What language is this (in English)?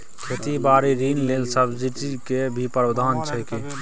Maithili